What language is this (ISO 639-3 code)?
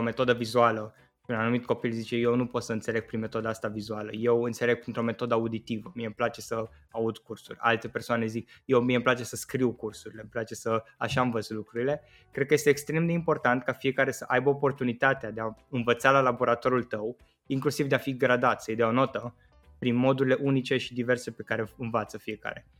ron